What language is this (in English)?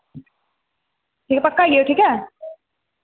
Dogri